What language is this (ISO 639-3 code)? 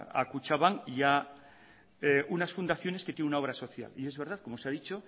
spa